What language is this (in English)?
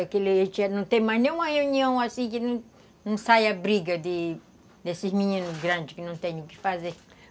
Portuguese